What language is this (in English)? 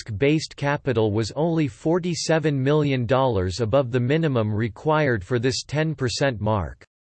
English